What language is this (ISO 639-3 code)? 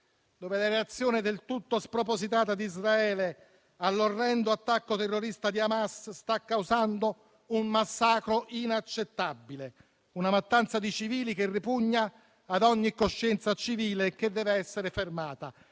ita